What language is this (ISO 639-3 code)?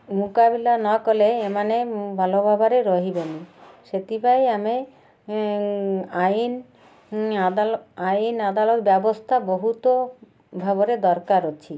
ori